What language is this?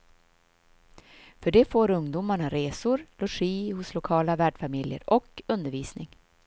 Swedish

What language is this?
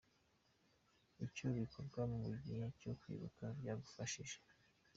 Kinyarwanda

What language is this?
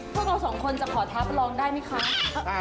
Thai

